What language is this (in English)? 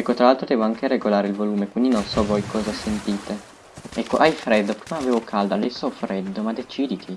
Italian